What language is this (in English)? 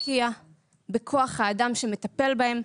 Hebrew